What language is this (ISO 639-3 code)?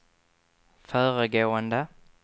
swe